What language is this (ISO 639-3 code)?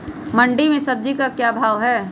mag